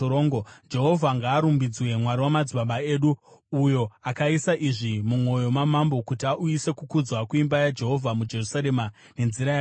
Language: Shona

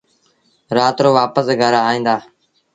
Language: Sindhi Bhil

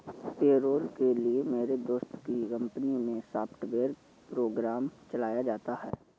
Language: Hindi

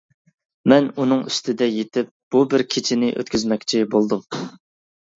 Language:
Uyghur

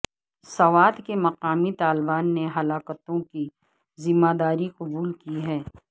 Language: Urdu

